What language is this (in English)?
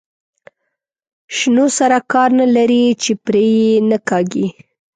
Pashto